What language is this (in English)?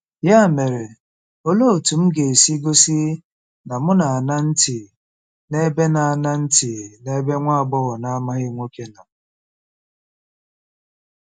Igbo